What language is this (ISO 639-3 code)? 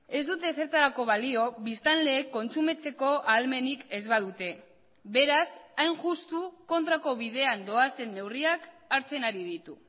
eus